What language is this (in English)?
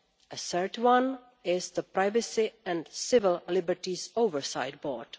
English